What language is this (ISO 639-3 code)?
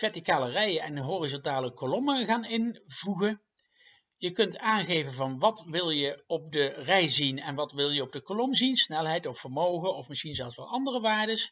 nld